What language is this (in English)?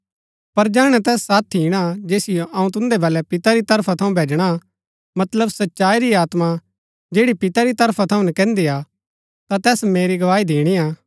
Gaddi